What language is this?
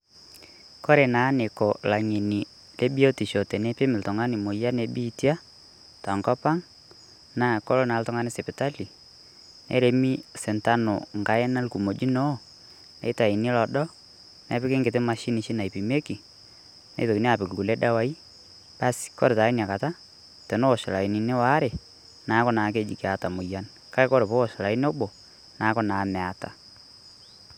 Masai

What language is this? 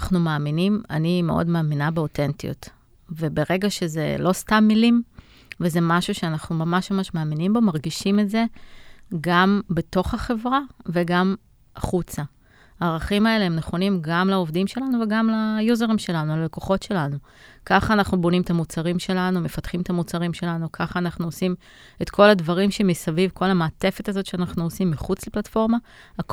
Hebrew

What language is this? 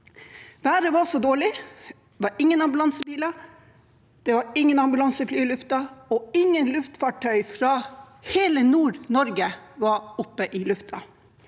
Norwegian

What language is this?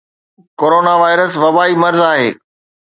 Sindhi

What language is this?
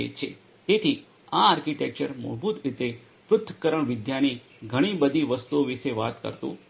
Gujarati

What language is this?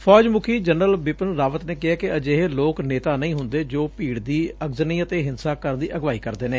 Punjabi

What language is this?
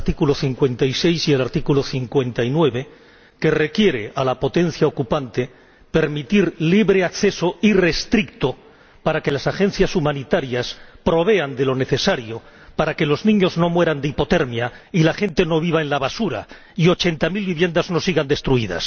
Spanish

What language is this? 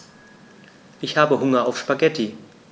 German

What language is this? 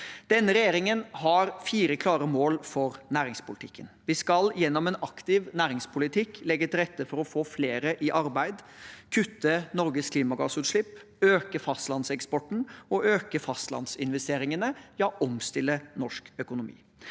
Norwegian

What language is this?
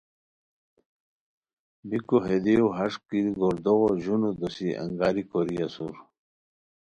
Khowar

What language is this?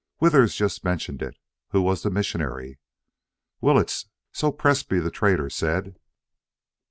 English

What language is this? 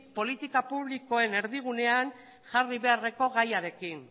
Basque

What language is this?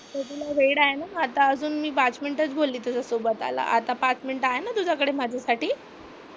Marathi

